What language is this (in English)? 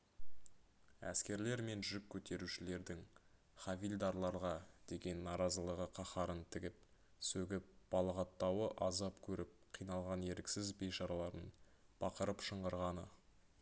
Kazakh